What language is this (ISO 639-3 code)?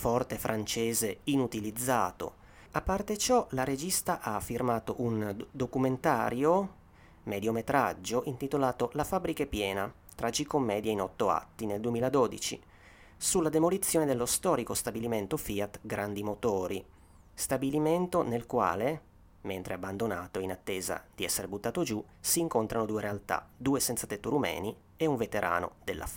ita